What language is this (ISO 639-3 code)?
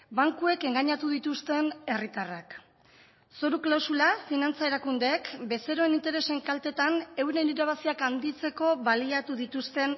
eus